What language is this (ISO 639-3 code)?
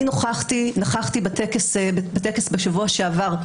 heb